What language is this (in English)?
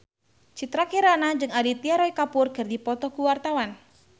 Sundanese